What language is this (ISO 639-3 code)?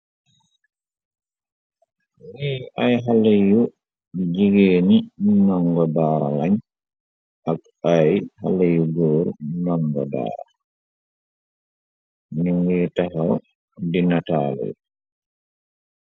wol